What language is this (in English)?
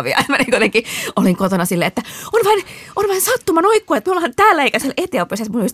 Finnish